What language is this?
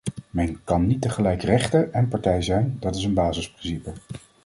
Dutch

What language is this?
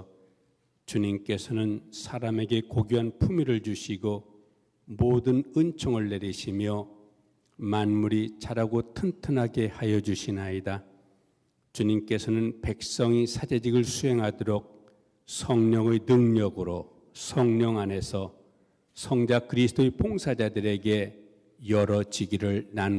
Korean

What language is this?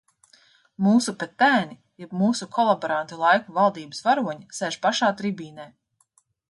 Latvian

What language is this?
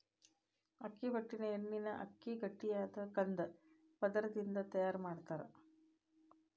Kannada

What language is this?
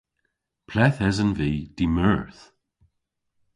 Cornish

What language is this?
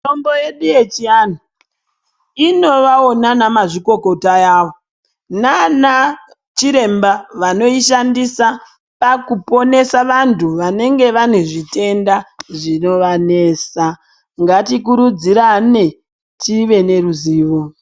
Ndau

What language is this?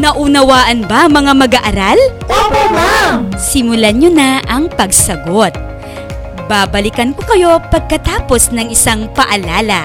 Filipino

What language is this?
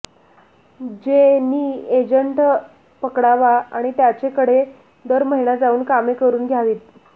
Marathi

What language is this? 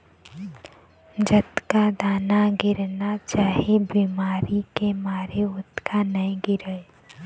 Chhattisgarhi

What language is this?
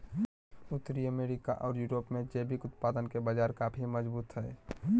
Magahi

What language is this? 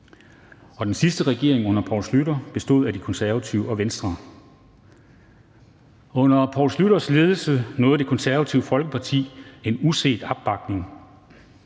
Danish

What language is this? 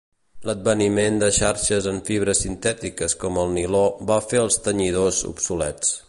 Catalan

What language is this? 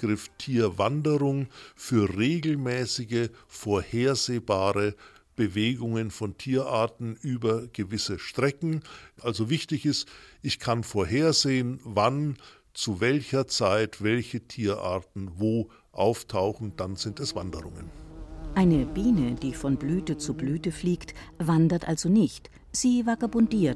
German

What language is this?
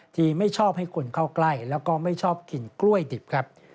Thai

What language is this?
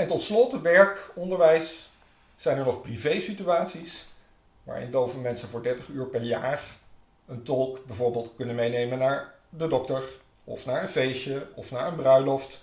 Dutch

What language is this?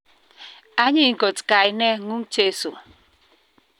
Kalenjin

